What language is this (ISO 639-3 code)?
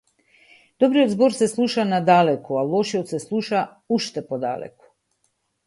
mkd